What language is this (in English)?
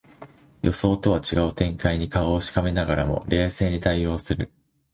Japanese